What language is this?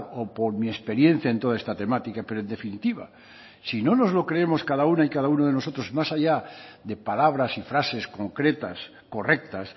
Spanish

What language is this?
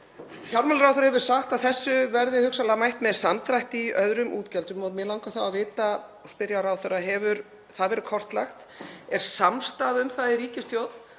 Icelandic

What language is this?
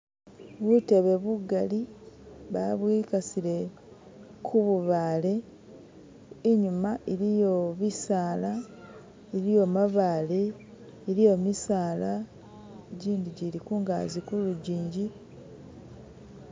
Masaaba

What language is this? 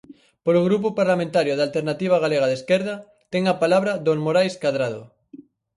Galician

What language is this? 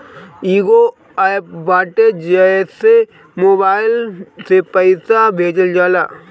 Bhojpuri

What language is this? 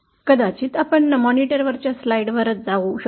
Marathi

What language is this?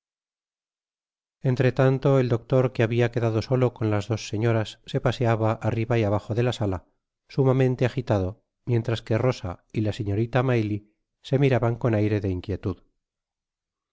Spanish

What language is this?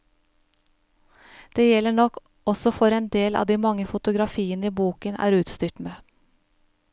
Norwegian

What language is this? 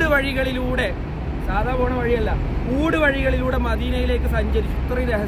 Malayalam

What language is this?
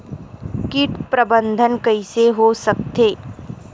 Chhattisgarhi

